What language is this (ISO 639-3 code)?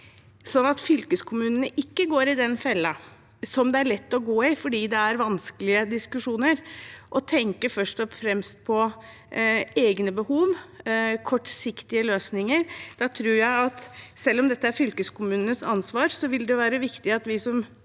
nor